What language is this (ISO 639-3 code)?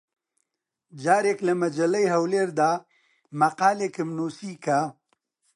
ckb